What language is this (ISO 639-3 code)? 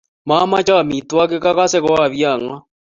kln